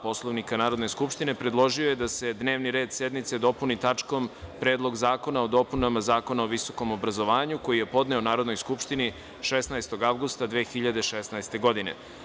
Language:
Serbian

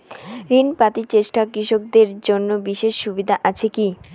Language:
Bangla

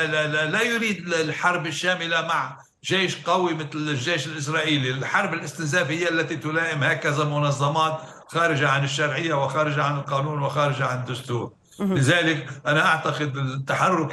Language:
Arabic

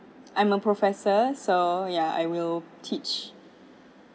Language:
English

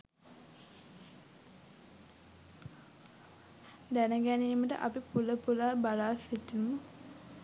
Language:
Sinhala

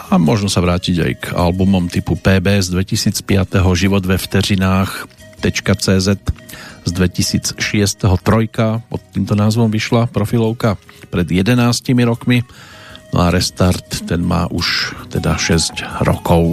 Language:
Slovak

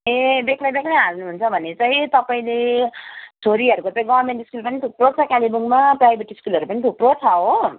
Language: Nepali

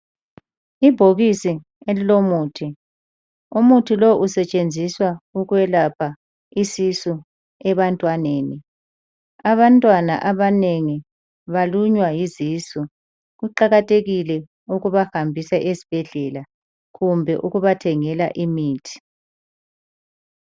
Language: North Ndebele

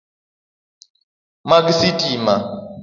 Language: Luo (Kenya and Tanzania)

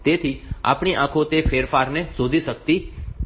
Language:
Gujarati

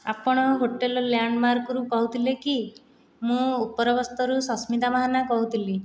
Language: Odia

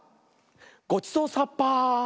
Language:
Japanese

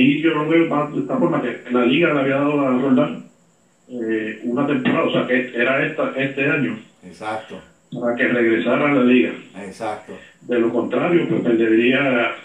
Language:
Spanish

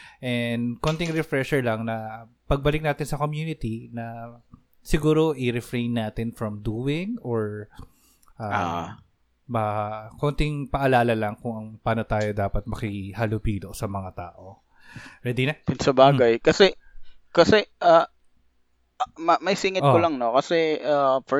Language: Filipino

